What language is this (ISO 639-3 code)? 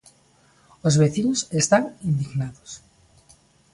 glg